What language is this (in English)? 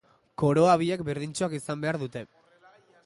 Basque